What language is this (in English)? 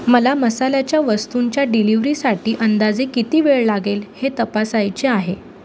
Marathi